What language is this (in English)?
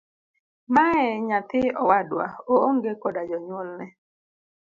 Luo (Kenya and Tanzania)